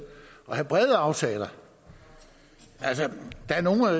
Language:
Danish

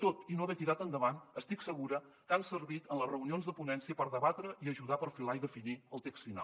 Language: Catalan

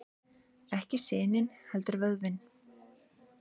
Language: Icelandic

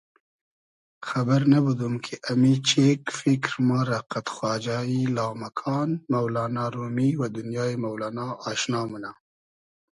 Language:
Hazaragi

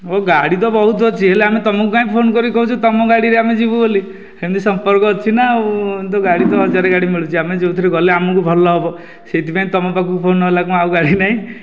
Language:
Odia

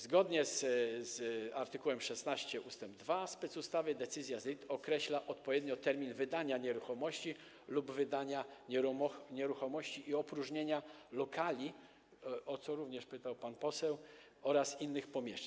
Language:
Polish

